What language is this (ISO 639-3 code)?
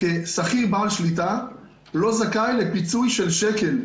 heb